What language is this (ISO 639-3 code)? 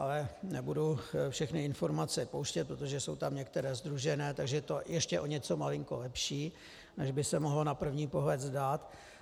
ces